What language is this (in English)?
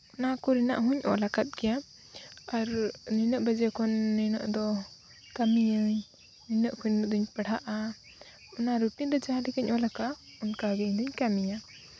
Santali